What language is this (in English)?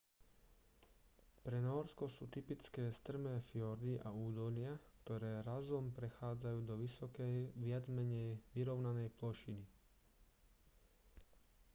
Slovak